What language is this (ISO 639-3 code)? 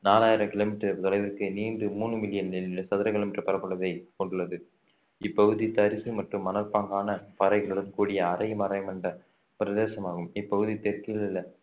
tam